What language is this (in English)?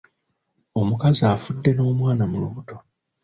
Ganda